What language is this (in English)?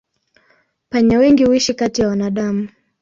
Swahili